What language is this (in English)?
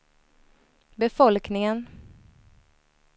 Swedish